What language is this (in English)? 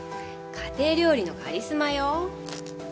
Japanese